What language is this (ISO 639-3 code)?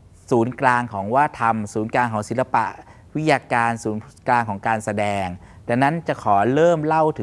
tha